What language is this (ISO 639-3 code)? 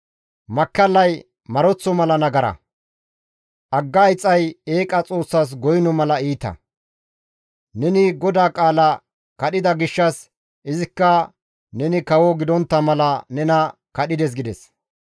gmv